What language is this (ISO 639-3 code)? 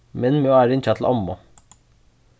fao